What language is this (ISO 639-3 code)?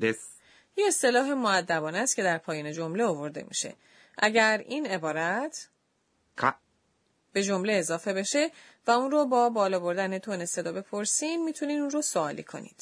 fas